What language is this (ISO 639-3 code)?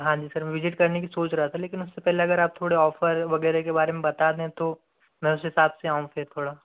hin